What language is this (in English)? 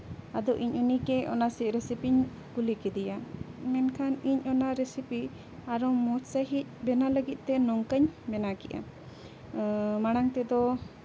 Santali